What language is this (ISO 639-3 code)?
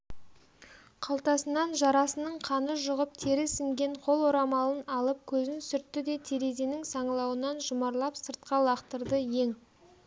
kaz